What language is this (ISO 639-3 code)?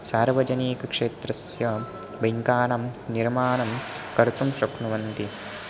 san